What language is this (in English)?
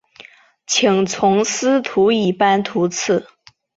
Chinese